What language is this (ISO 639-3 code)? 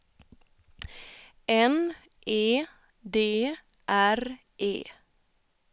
swe